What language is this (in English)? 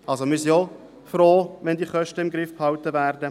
Swiss German